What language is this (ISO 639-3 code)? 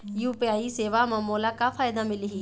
hne